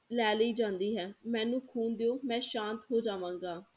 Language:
Punjabi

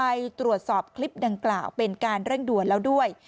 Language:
Thai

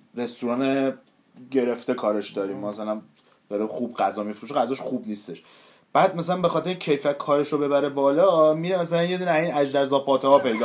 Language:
Persian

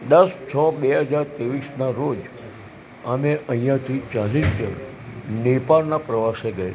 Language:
Gujarati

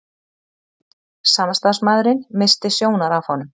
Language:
Icelandic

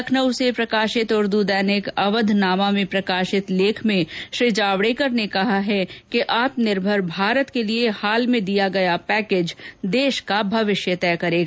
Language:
Hindi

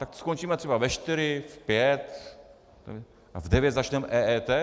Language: Czech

